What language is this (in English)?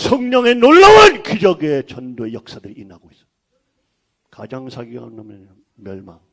Korean